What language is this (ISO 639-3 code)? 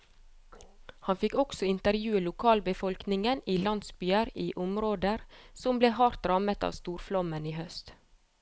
nor